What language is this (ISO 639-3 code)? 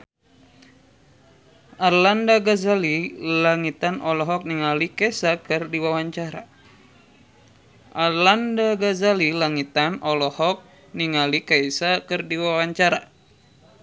sun